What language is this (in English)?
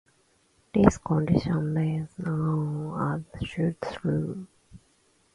English